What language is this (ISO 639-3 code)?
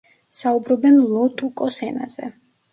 kat